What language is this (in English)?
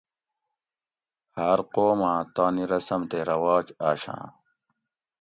Gawri